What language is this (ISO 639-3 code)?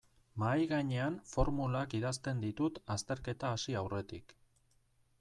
eus